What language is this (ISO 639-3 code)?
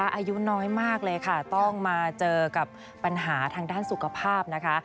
tha